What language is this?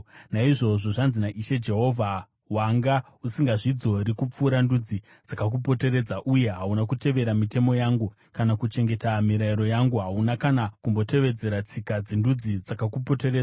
Shona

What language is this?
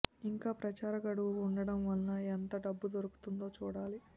Telugu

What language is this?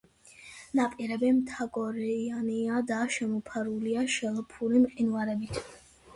Georgian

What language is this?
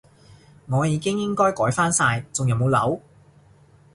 Cantonese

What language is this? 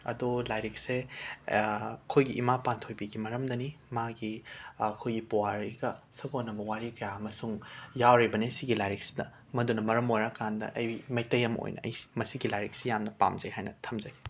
Manipuri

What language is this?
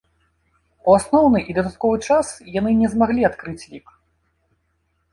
Belarusian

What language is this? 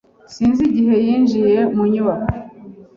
Kinyarwanda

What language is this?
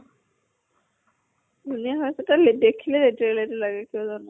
Assamese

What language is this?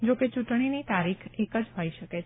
Gujarati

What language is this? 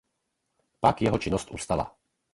Czech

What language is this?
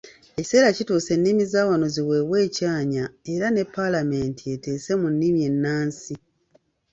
Ganda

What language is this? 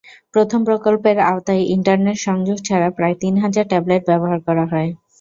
Bangla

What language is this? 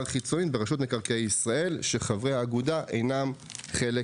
Hebrew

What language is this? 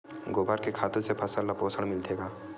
Chhattisgarhi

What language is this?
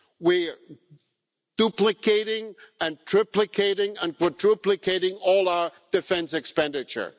English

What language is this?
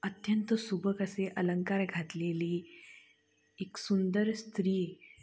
Marathi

